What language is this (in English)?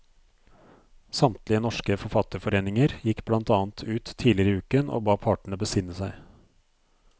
Norwegian